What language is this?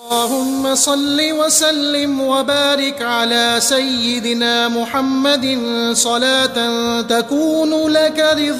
Arabic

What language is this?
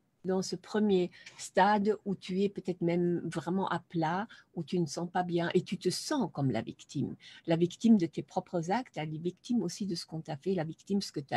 French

